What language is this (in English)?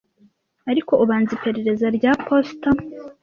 Kinyarwanda